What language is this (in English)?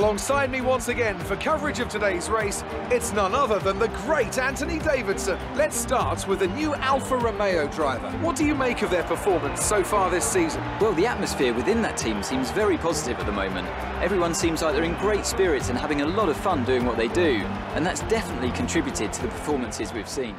Dutch